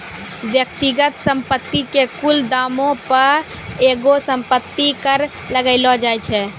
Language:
Maithili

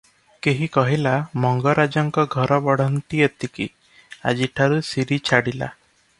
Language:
Odia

